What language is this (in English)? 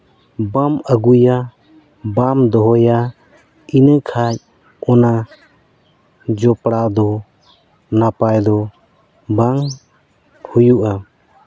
Santali